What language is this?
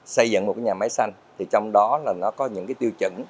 Vietnamese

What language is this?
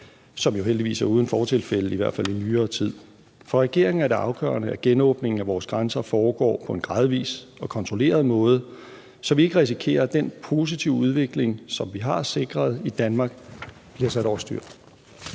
Danish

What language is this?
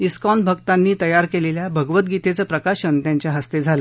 Marathi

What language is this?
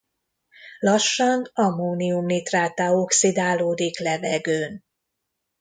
Hungarian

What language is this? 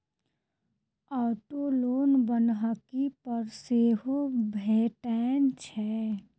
Maithili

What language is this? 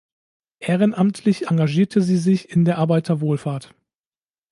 German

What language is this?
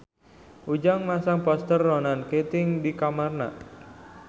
Sundanese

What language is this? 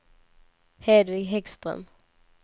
Swedish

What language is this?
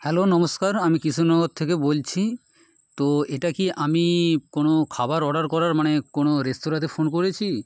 Bangla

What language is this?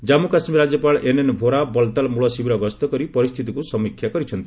Odia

